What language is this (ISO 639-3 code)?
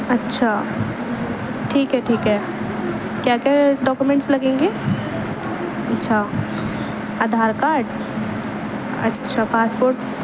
urd